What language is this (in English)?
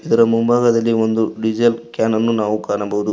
Kannada